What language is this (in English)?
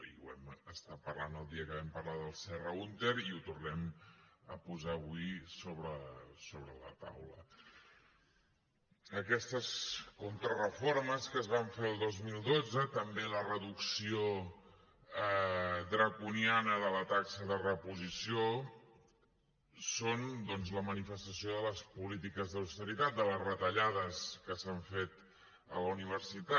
Catalan